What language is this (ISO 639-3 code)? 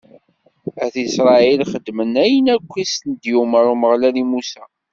kab